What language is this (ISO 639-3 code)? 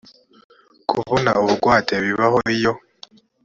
kin